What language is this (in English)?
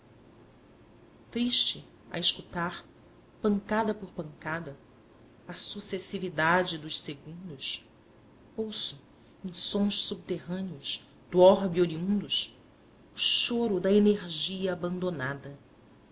Portuguese